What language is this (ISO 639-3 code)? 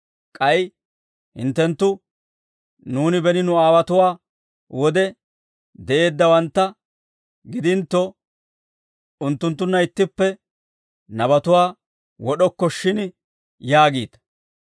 dwr